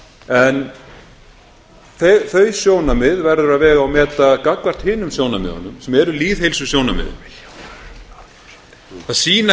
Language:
Icelandic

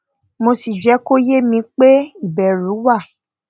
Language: Yoruba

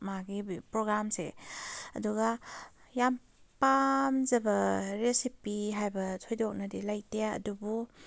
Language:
Manipuri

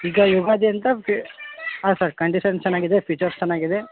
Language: Kannada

